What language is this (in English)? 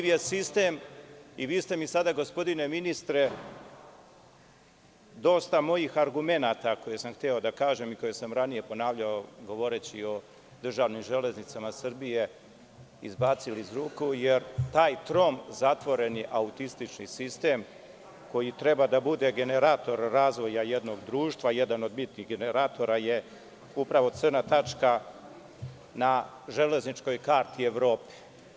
Serbian